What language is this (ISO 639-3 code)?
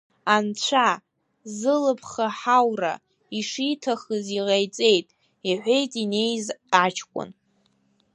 abk